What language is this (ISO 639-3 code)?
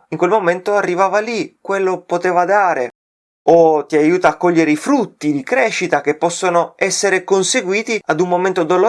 ita